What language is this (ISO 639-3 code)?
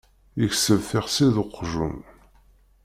kab